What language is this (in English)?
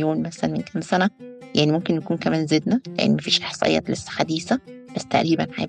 Arabic